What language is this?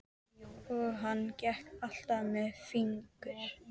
Icelandic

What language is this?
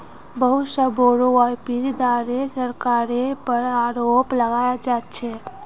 Magahi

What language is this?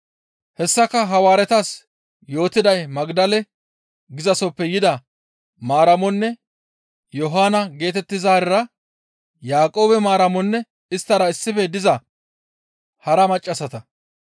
Gamo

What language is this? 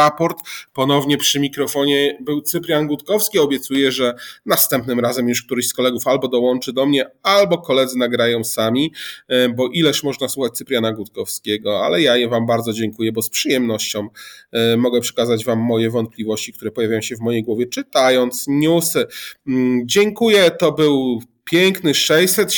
Polish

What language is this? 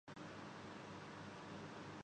Urdu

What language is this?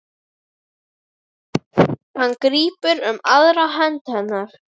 Icelandic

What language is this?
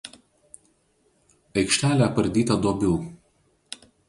Lithuanian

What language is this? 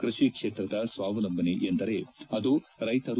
Kannada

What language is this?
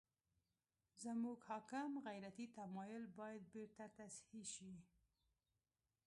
Pashto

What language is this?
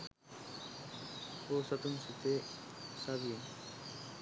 Sinhala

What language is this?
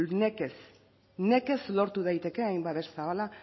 Basque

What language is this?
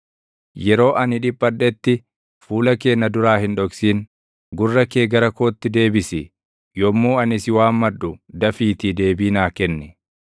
Oromo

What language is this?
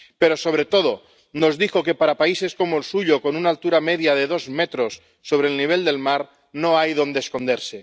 Spanish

